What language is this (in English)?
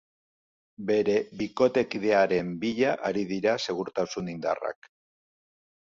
Basque